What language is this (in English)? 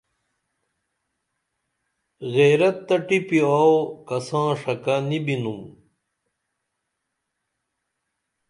Dameli